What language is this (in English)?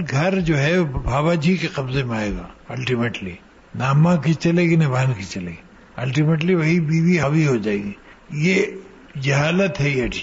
Urdu